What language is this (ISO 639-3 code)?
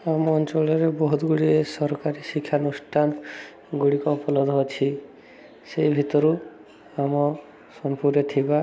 ori